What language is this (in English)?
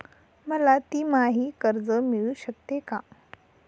Marathi